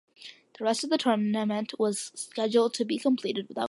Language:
English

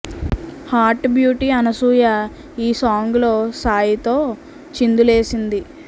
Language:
Telugu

